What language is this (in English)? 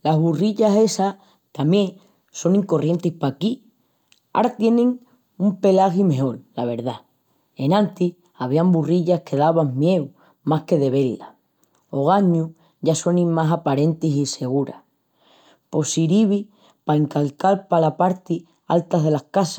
Extremaduran